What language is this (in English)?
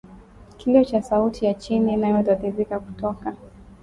Swahili